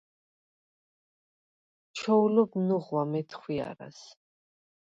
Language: Svan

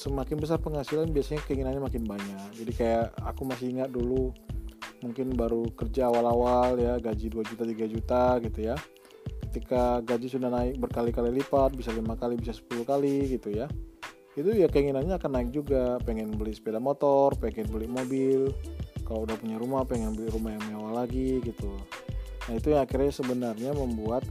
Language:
Indonesian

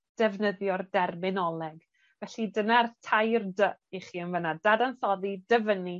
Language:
Welsh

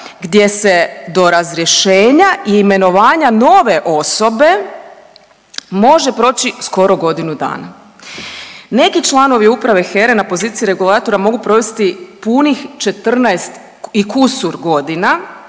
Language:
Croatian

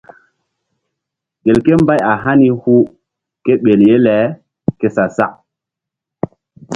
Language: Mbum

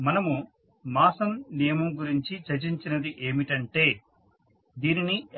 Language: Telugu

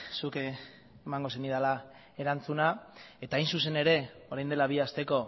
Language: Basque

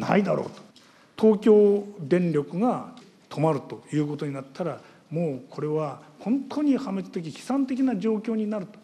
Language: Japanese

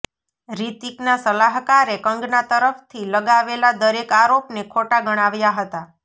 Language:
Gujarati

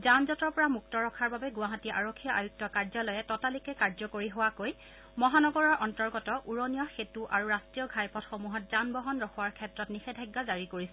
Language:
Assamese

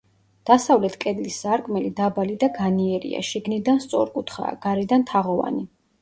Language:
Georgian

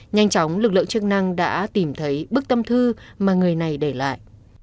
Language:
Vietnamese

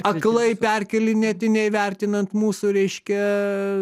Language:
Lithuanian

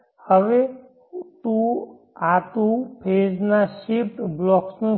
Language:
Gujarati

